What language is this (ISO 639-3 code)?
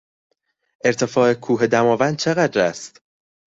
fas